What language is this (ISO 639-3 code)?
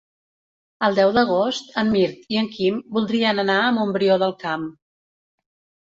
cat